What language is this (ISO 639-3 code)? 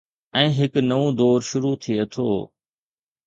snd